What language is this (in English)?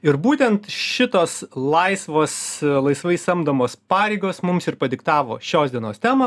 Lithuanian